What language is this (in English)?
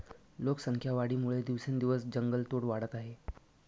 Marathi